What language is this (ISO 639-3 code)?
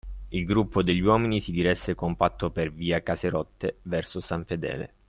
ita